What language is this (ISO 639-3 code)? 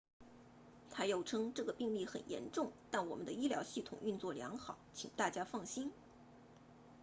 zho